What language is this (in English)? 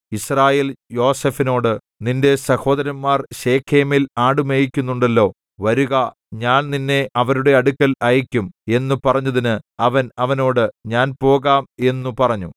Malayalam